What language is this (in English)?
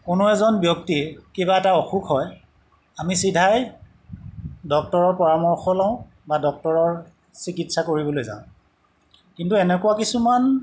Assamese